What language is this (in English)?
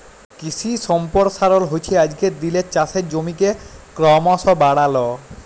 Bangla